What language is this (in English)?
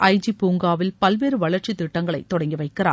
Tamil